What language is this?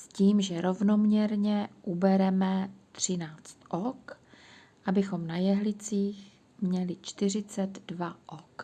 Czech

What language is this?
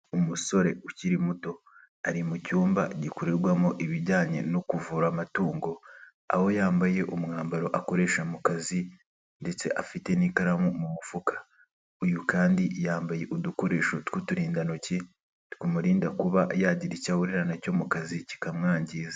Kinyarwanda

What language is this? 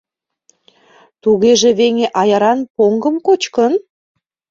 Mari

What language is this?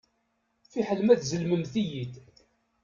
Kabyle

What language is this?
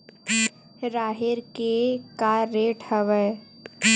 Chhattisgarhi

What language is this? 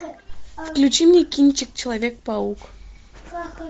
Russian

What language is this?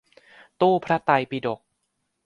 Thai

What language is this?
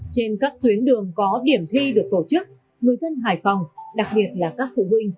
Vietnamese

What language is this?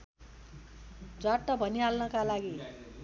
Nepali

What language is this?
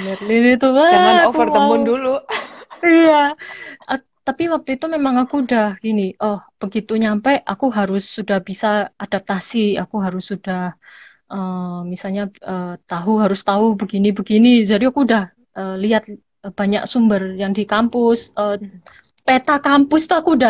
Indonesian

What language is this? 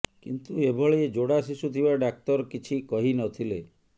Odia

